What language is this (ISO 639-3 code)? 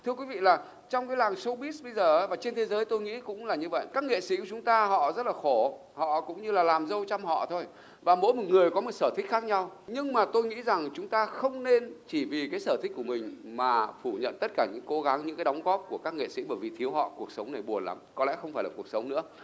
vie